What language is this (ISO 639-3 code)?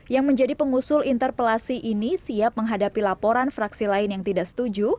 ind